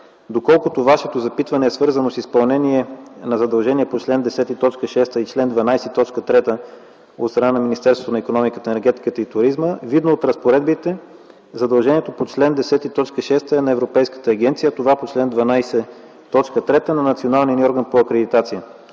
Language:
Bulgarian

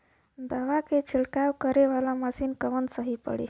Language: Bhojpuri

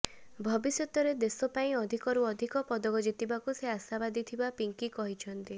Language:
Odia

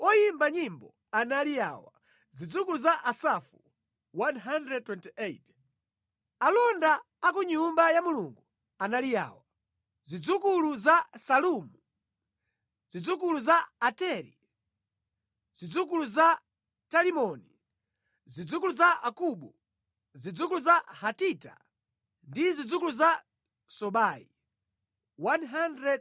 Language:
Nyanja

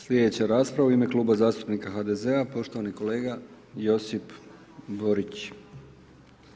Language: Croatian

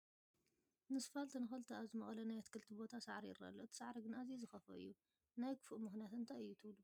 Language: Tigrinya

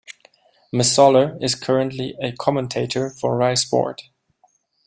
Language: English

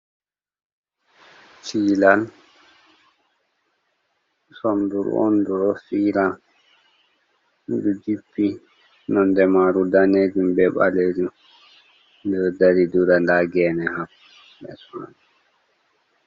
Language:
Fula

